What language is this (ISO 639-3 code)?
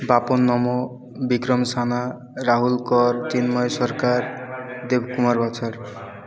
ori